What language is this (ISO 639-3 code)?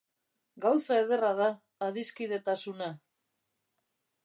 eus